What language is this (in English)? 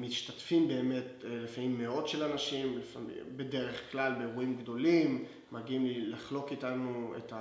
Hebrew